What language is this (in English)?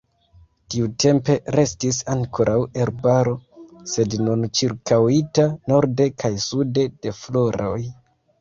Esperanto